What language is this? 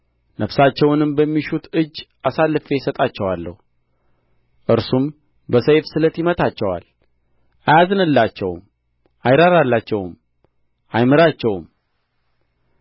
Amharic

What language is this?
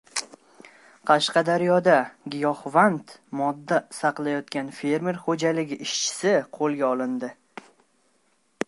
Uzbek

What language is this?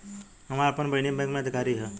Bhojpuri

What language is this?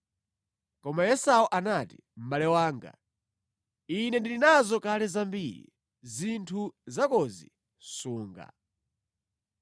Nyanja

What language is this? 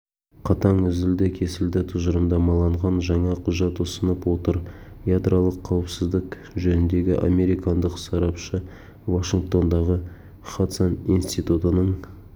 Kazakh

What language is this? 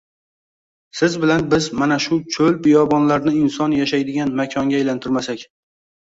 Uzbek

